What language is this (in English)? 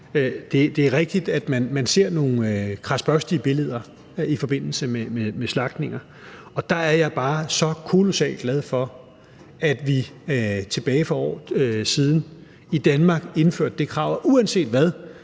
Danish